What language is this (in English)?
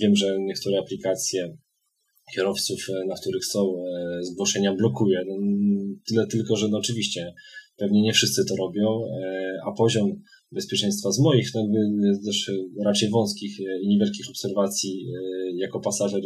Polish